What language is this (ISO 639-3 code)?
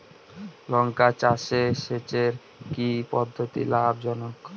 ben